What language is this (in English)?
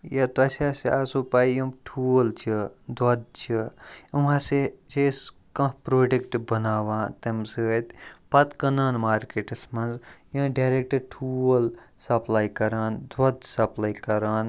Kashmiri